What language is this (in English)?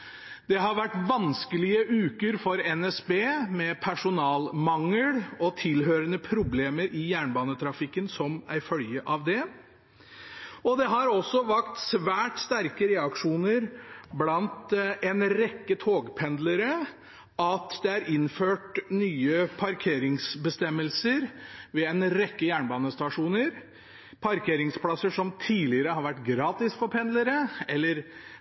Norwegian Bokmål